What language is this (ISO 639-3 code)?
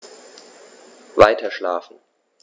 deu